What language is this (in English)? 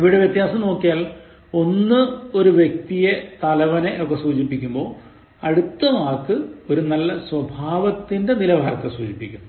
Malayalam